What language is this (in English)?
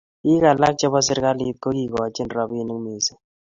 Kalenjin